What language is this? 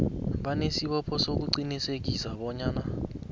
South Ndebele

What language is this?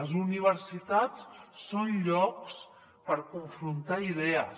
Catalan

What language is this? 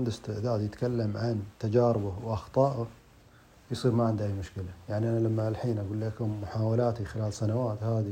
Arabic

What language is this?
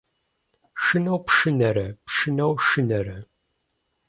Kabardian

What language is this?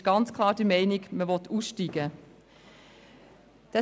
Swiss German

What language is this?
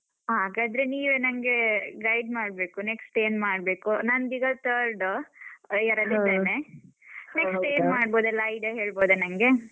Kannada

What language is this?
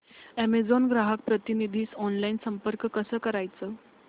Marathi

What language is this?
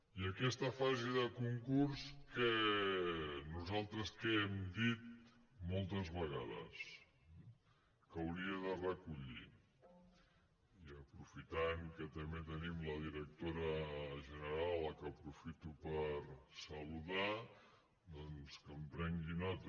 Catalan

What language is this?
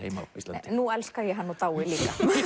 Icelandic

